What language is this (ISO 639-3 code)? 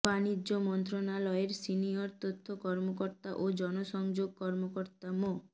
ben